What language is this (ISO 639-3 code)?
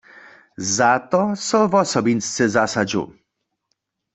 hsb